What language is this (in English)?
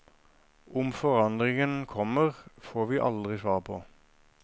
Norwegian